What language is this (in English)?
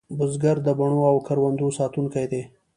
Pashto